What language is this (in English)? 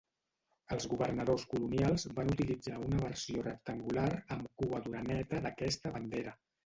Catalan